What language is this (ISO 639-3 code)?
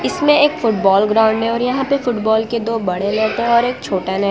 hin